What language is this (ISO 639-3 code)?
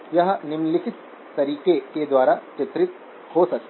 hin